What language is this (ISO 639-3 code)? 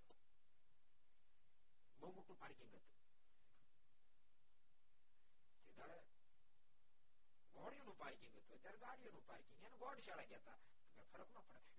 guj